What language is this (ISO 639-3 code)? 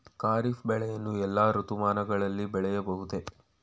kan